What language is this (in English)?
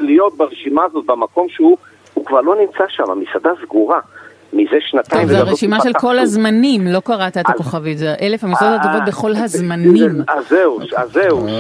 Hebrew